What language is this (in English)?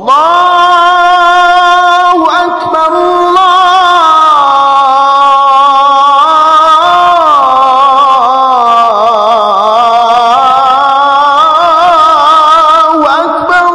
Arabic